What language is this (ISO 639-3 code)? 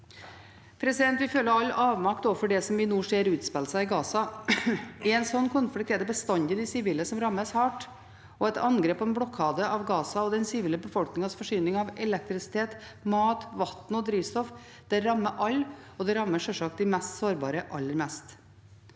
nor